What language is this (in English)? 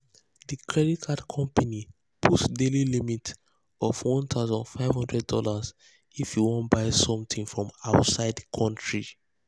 Nigerian Pidgin